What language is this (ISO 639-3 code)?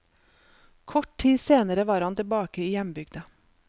nor